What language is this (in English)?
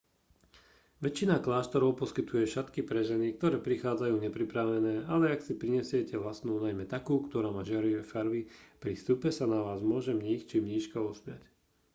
Slovak